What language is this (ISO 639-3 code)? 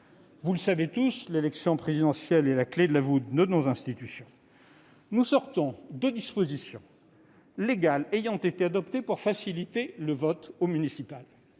fra